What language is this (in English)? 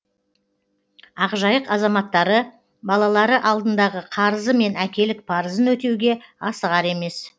Kazakh